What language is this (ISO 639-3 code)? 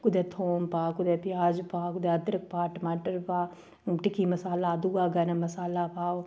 doi